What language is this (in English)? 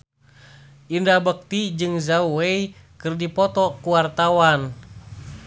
Sundanese